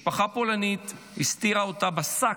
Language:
Hebrew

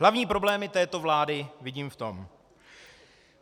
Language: Czech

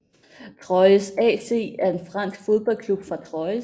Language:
Danish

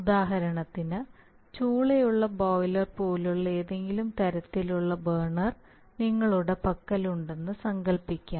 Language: Malayalam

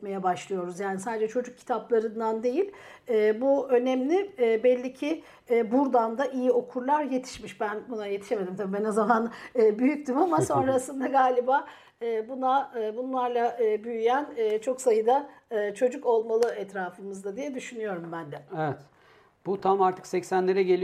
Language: Turkish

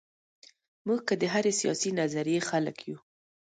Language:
Pashto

